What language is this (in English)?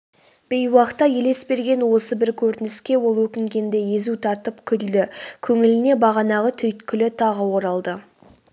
Kazakh